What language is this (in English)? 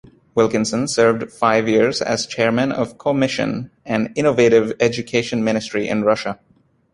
English